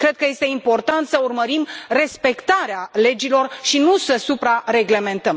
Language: Romanian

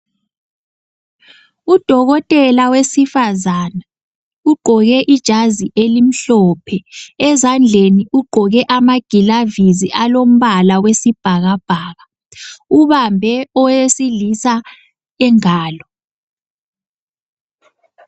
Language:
North Ndebele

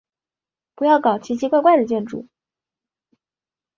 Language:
Chinese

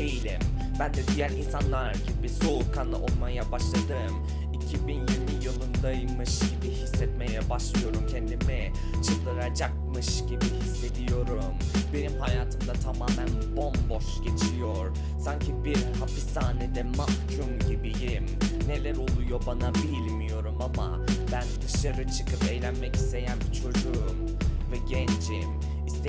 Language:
Turkish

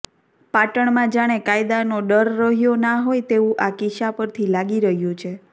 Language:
Gujarati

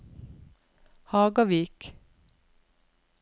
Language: Norwegian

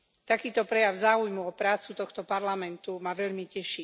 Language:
Slovak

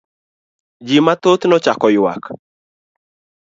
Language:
Luo (Kenya and Tanzania)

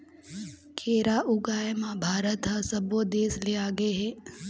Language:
Chhattisgarhi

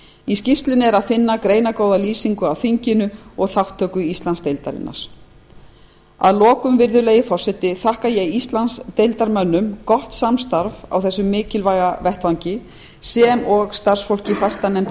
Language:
Icelandic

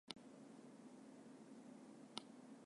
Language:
Japanese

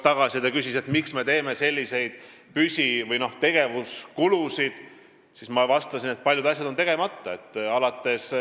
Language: Estonian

